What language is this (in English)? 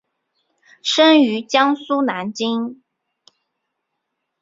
Chinese